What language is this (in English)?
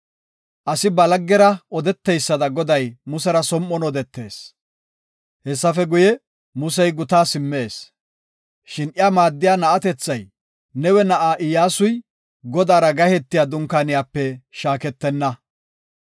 Gofa